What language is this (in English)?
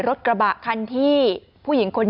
Thai